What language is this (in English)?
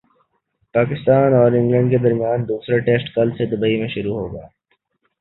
Urdu